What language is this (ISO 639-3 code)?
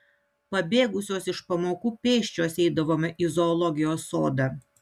lit